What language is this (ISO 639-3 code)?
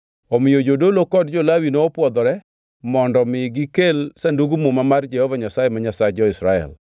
luo